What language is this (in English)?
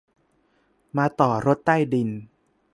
Thai